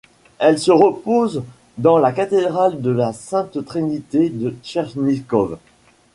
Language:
French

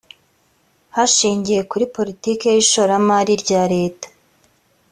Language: Kinyarwanda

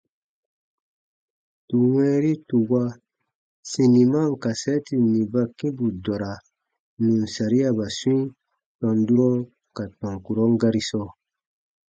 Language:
Baatonum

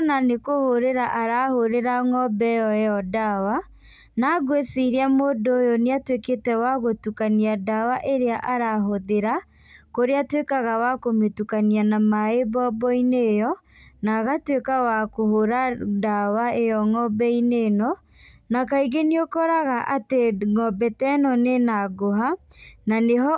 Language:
Kikuyu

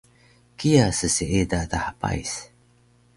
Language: Taroko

